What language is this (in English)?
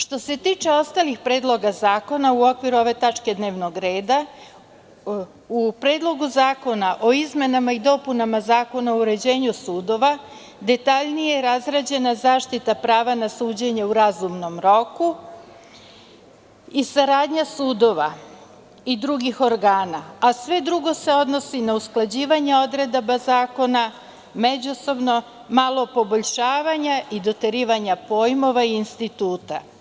Serbian